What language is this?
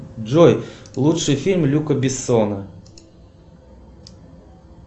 Russian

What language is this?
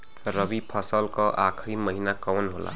Bhojpuri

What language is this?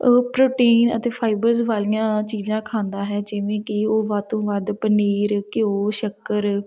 Punjabi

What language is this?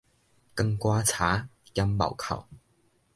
Min Nan Chinese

